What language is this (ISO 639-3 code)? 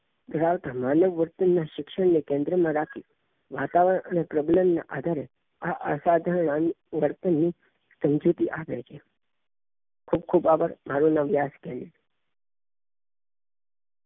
guj